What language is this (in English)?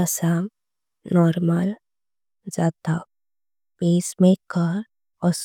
Konkani